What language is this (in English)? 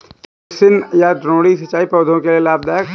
Hindi